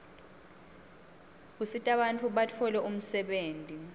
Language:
Swati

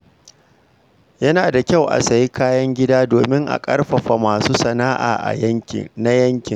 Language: Hausa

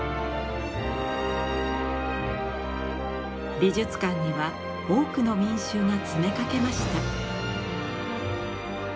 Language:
Japanese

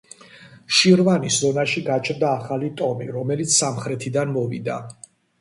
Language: Georgian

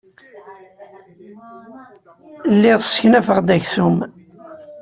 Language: Kabyle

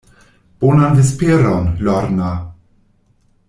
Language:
Esperanto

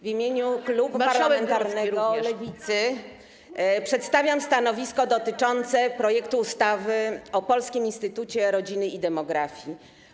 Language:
Polish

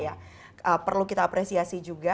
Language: Indonesian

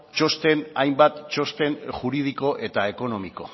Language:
Basque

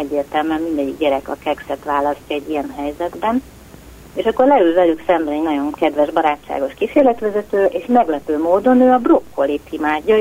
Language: Hungarian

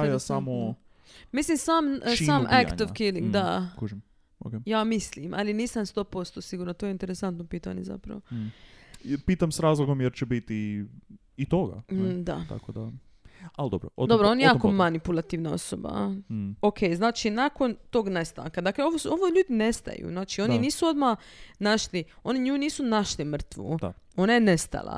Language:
Croatian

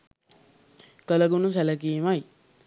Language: Sinhala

